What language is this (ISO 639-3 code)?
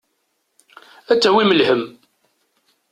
kab